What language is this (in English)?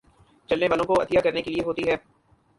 Urdu